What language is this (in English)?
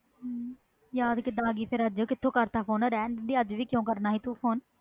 Punjabi